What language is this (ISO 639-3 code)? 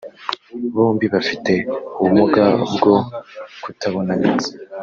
kin